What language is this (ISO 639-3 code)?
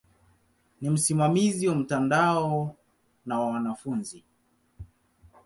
swa